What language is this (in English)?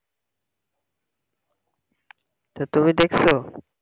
Bangla